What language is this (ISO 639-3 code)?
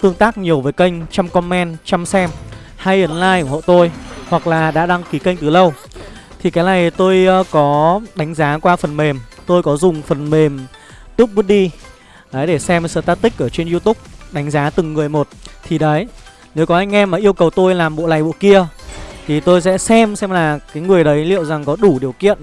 vie